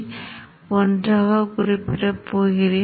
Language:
Tamil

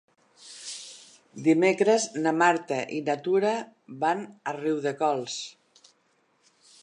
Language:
Catalan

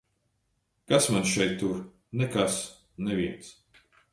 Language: Latvian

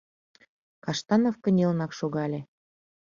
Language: Mari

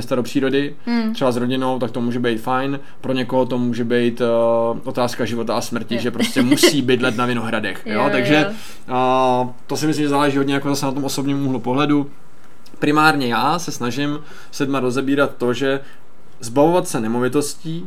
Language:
Czech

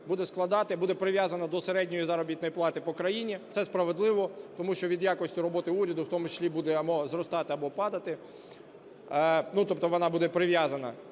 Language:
Ukrainian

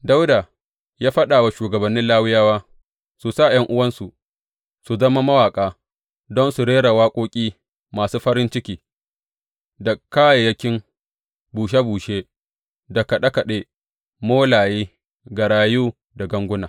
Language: Hausa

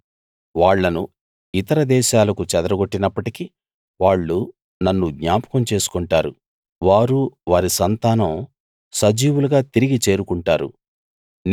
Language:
Telugu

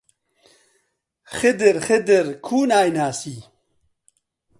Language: Central Kurdish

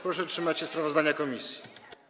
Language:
Polish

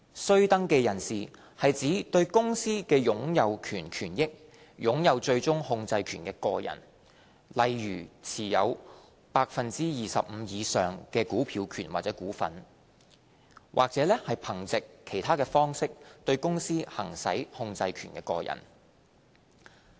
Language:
Cantonese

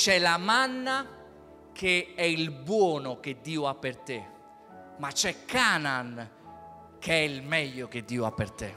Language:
Italian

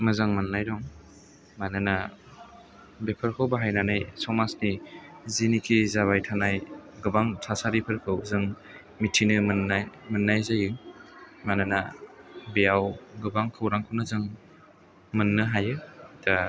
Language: Bodo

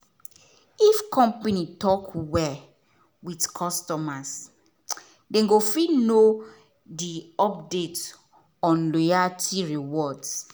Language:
Nigerian Pidgin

